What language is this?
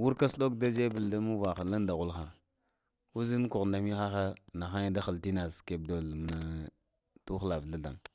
Lamang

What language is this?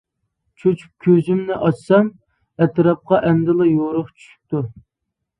Uyghur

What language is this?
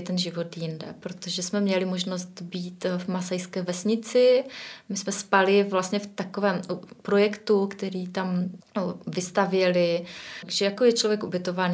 Czech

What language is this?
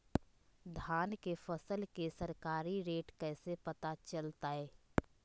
Magahi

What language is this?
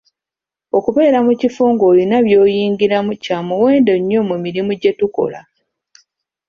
Ganda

